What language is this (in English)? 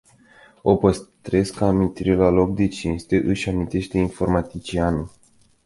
Romanian